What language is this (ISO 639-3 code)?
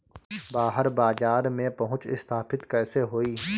bho